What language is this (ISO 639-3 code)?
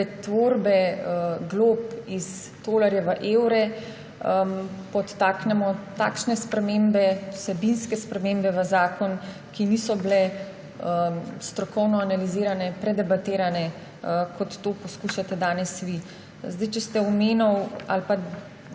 slv